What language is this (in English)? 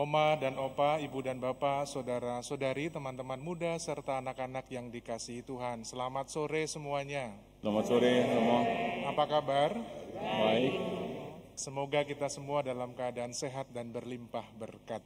Indonesian